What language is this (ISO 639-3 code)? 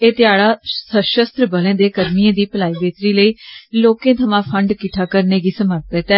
doi